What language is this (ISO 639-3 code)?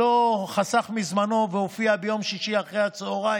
heb